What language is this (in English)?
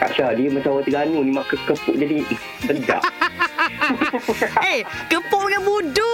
Malay